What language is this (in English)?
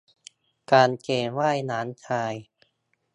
Thai